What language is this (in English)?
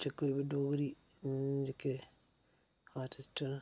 Dogri